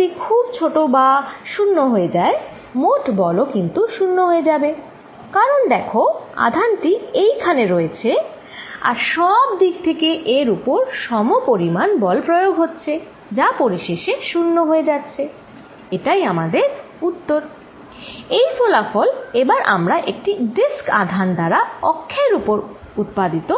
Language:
Bangla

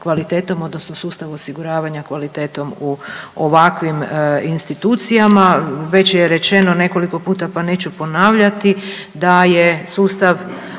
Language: Croatian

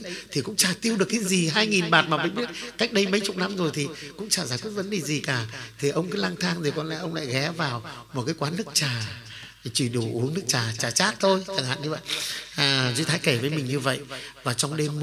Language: Vietnamese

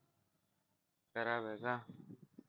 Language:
Marathi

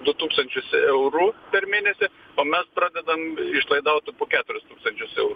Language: Lithuanian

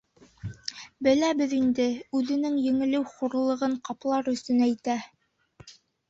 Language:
Bashkir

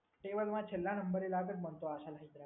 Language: Gujarati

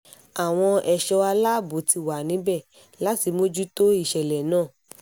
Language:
Yoruba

